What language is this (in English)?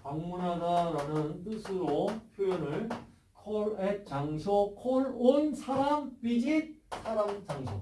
Korean